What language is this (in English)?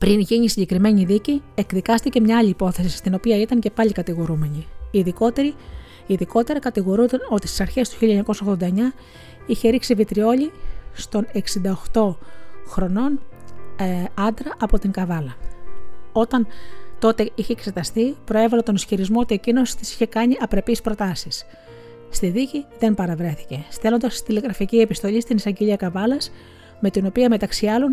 Greek